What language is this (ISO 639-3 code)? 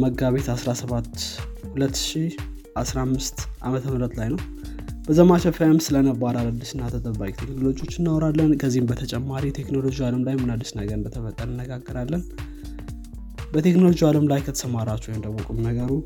amh